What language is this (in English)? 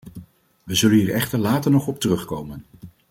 Dutch